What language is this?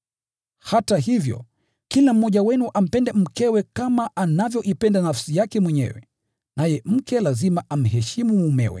Swahili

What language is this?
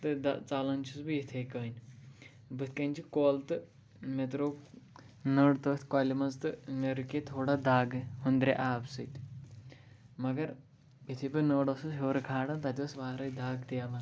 Kashmiri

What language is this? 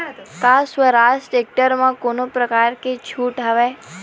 Chhattisgarhi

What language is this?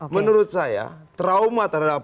Indonesian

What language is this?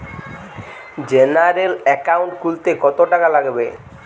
Bangla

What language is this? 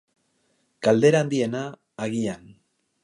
Basque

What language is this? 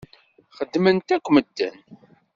Kabyle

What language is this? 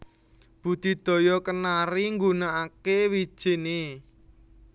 Javanese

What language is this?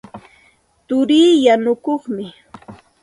Santa Ana de Tusi Pasco Quechua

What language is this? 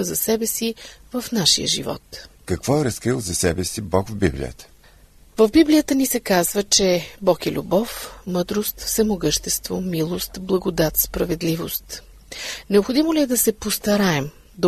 Bulgarian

